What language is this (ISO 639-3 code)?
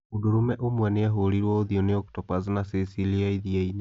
kik